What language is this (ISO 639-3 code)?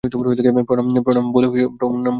ben